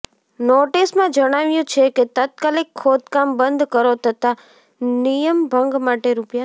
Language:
Gujarati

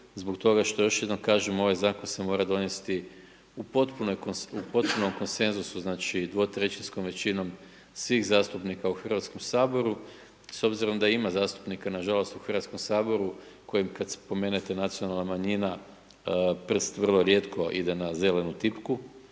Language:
Croatian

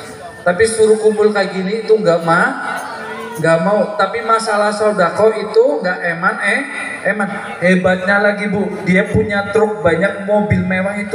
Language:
Indonesian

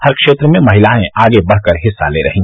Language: Hindi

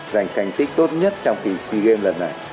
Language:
Vietnamese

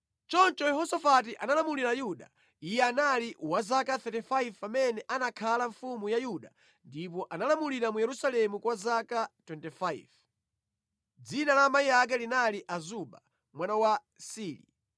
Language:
Nyanja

